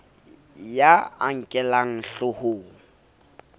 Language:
Southern Sotho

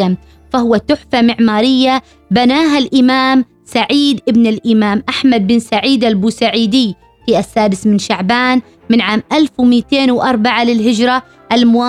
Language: Arabic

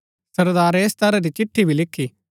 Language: Gaddi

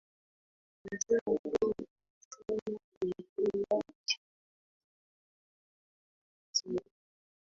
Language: Swahili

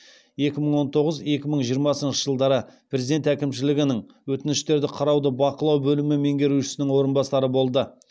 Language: Kazakh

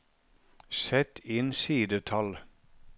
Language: Norwegian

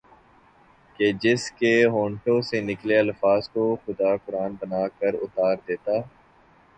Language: Urdu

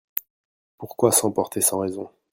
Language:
French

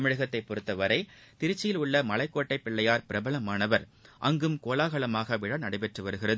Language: Tamil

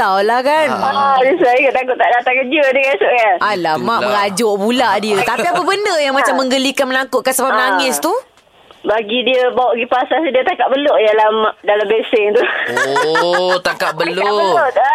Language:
Malay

